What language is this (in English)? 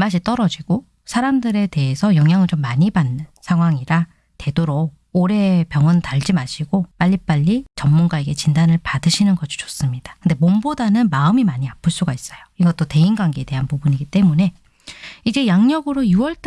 Korean